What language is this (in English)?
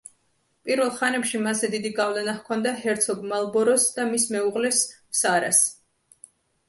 Georgian